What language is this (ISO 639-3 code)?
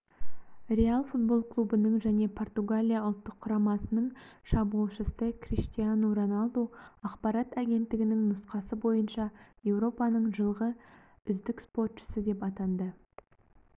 kaz